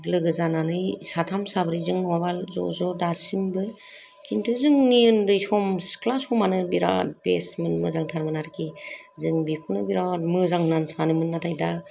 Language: Bodo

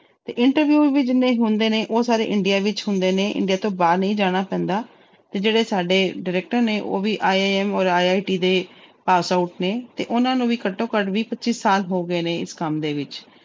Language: Punjabi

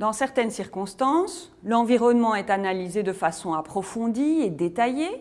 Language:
French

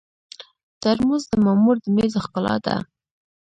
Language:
Pashto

